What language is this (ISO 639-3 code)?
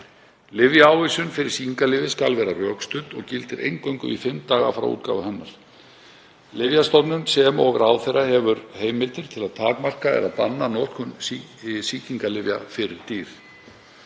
isl